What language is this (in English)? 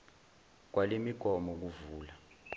Zulu